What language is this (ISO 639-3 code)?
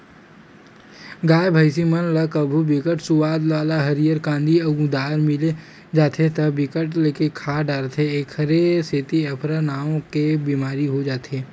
hne